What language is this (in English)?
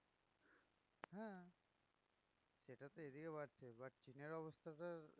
Bangla